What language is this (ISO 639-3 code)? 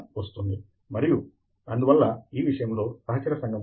tel